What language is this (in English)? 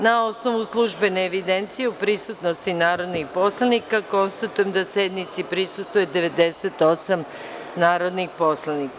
Serbian